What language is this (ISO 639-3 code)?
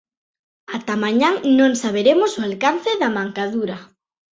glg